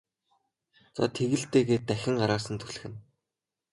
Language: Mongolian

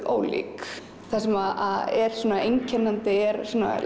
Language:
Icelandic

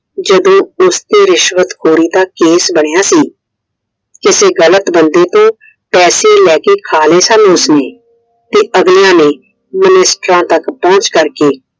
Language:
Punjabi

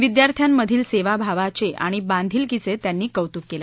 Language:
Marathi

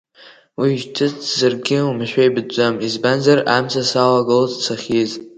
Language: Abkhazian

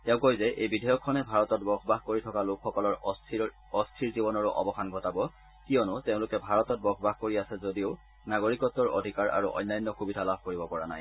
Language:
Assamese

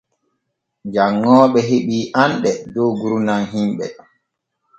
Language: Borgu Fulfulde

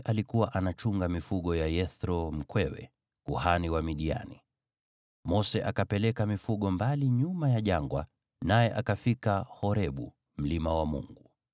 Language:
Swahili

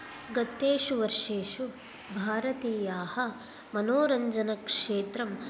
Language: Sanskrit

